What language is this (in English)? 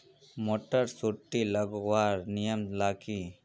Magahi